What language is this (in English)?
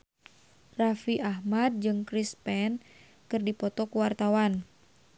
Sundanese